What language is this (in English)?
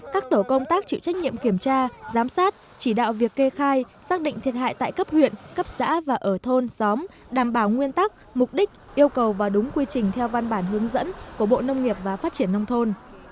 Vietnamese